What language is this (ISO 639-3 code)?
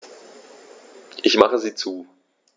deu